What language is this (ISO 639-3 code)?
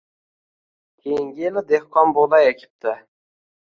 uzb